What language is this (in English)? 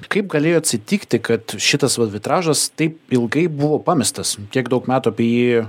Lithuanian